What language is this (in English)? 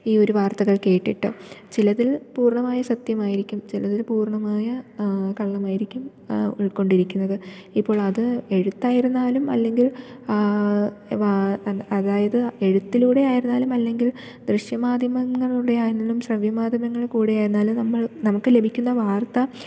Malayalam